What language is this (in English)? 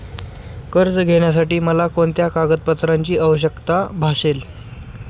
Marathi